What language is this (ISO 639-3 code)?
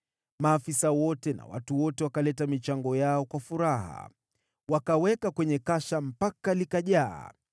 swa